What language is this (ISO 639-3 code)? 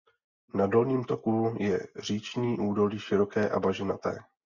ces